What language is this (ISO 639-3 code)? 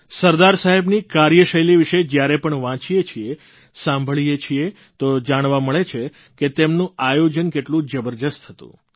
guj